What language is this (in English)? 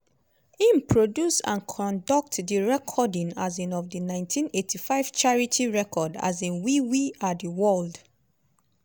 Nigerian Pidgin